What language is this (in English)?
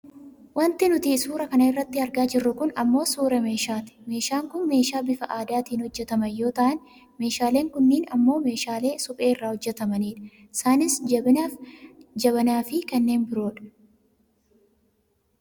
Oromo